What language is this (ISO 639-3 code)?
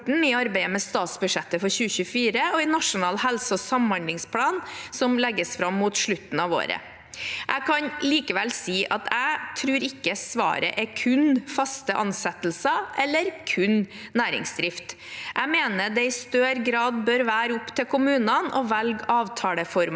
nor